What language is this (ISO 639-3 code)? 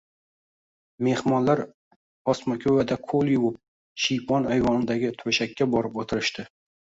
uzb